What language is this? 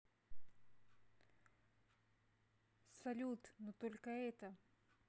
Russian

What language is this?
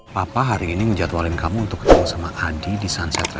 Indonesian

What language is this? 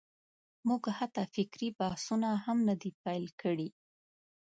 Pashto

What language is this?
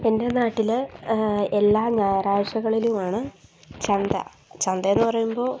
Malayalam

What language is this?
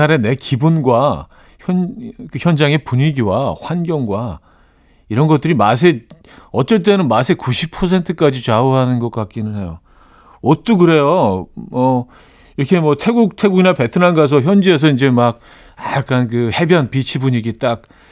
Korean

